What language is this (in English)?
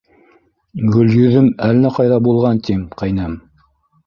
Bashkir